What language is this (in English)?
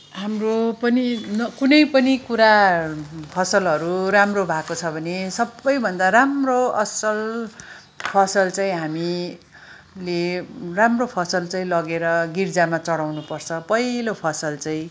Nepali